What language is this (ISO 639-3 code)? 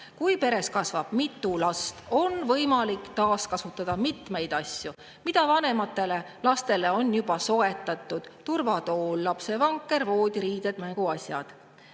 est